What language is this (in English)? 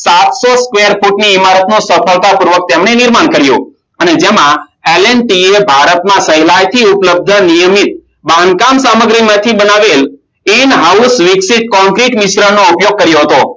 Gujarati